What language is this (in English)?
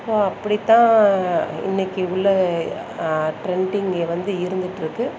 Tamil